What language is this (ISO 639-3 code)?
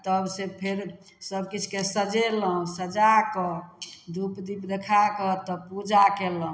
mai